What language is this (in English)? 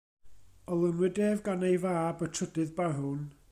Welsh